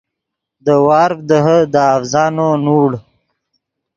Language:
Yidgha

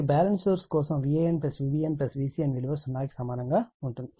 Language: Telugu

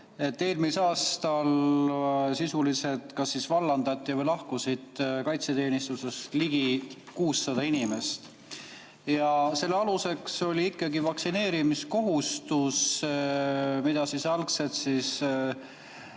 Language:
Estonian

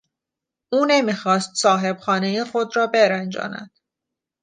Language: Persian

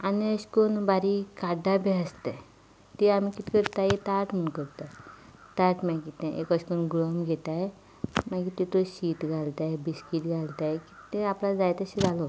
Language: Konkani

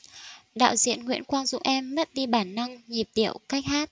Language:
Vietnamese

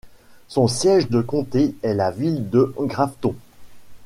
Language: French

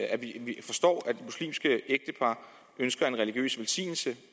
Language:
Danish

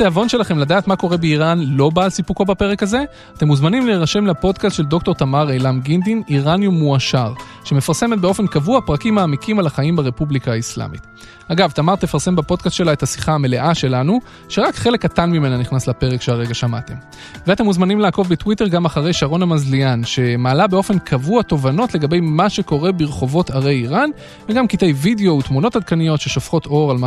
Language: Hebrew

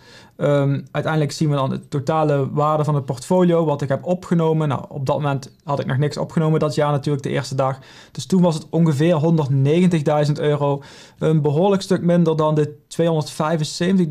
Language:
Dutch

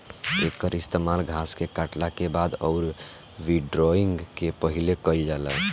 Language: Bhojpuri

